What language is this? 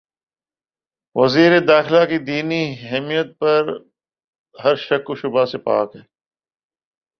Urdu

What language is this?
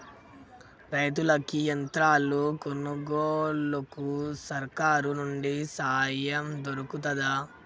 Telugu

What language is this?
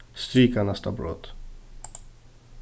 Faroese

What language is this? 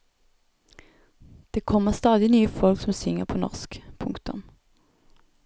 Norwegian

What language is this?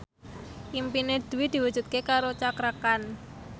Javanese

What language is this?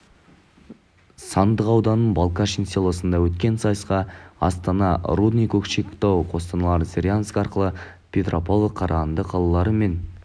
Kazakh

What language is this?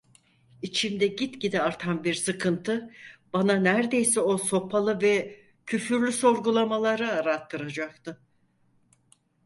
Turkish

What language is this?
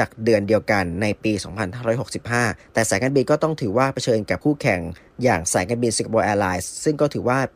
Thai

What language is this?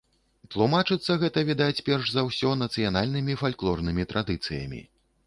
Belarusian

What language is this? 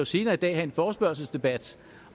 Danish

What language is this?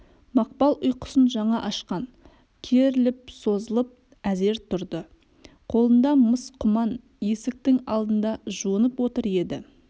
Kazakh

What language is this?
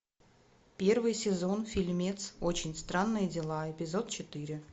Russian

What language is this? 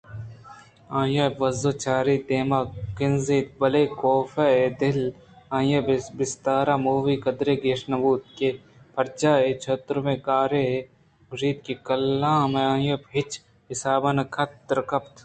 Eastern Balochi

